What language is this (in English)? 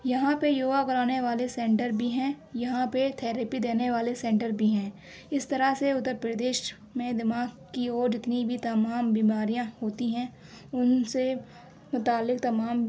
Urdu